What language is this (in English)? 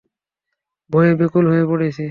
Bangla